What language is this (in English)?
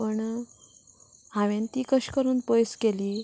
Konkani